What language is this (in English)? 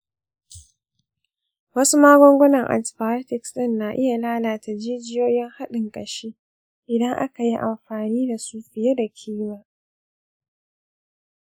Hausa